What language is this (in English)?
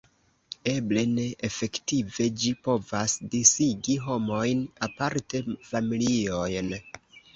Esperanto